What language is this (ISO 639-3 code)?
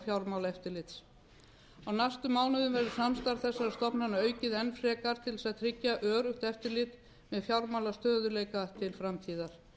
isl